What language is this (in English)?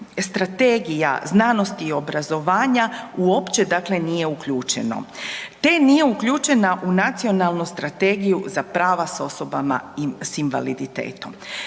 Croatian